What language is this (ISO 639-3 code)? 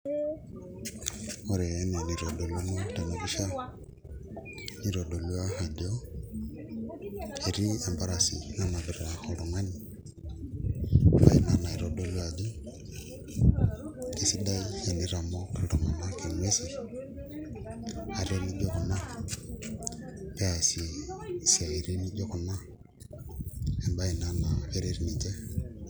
mas